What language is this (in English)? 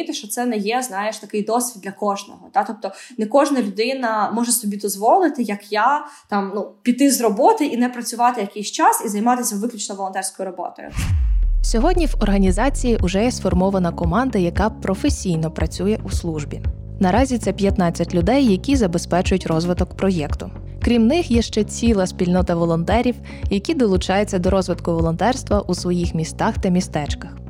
Ukrainian